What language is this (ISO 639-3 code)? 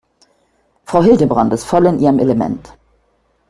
deu